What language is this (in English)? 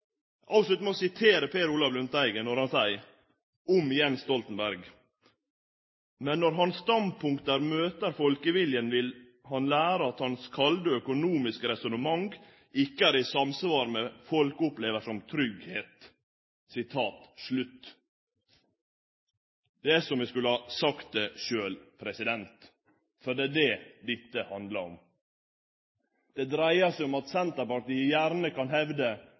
Norwegian Nynorsk